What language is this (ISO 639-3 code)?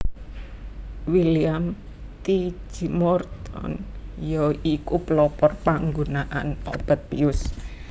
jav